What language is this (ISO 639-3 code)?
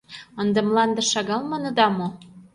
chm